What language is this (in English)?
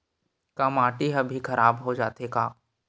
Chhattisgarhi